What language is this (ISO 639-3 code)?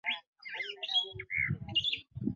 lug